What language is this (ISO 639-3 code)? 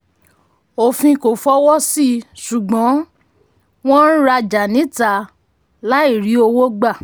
yor